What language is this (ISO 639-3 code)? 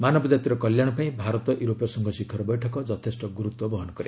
ori